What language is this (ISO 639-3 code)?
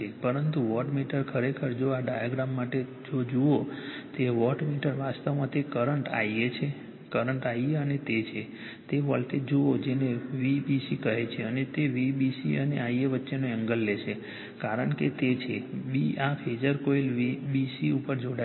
guj